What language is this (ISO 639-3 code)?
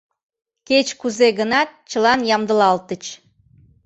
chm